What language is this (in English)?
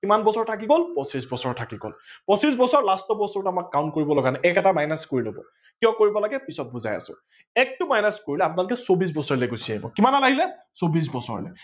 Assamese